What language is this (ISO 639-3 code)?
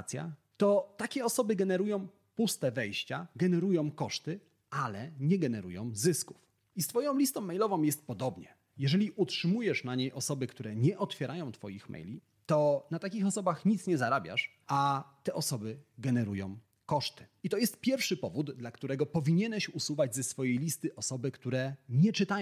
pol